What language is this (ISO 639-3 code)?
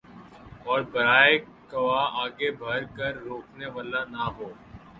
urd